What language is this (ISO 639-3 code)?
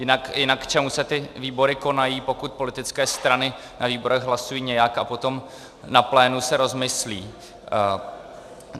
ces